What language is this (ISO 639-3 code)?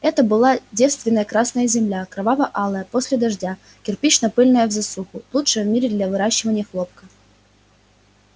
rus